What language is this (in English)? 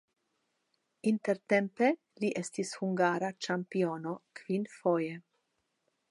Esperanto